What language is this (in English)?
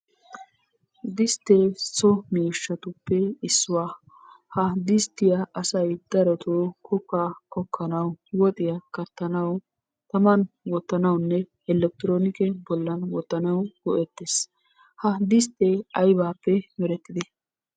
Wolaytta